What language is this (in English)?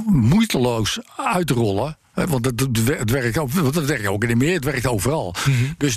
Dutch